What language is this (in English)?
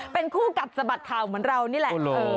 Thai